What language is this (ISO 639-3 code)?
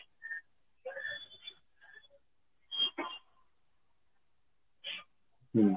ori